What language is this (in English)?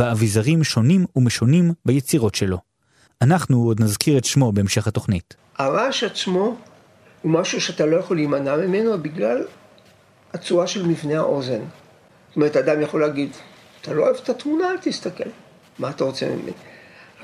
Hebrew